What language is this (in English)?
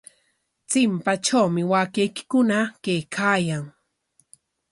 Corongo Ancash Quechua